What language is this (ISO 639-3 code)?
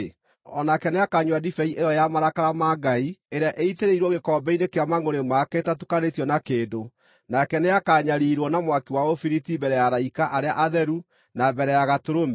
kik